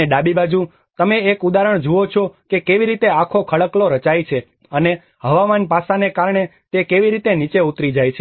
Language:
Gujarati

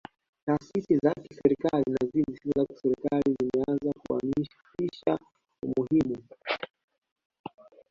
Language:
Swahili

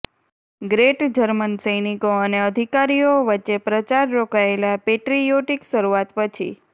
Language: Gujarati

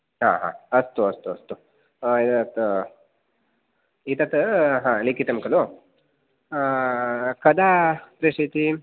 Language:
Sanskrit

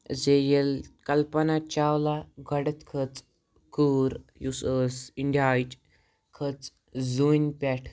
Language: Kashmiri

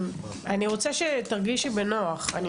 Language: Hebrew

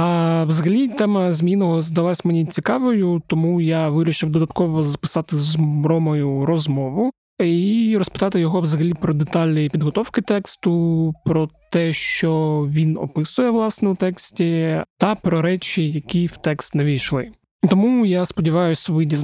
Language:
Ukrainian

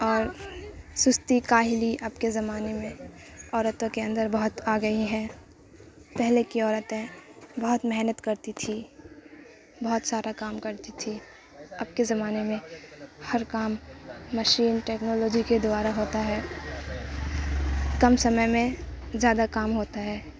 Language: Urdu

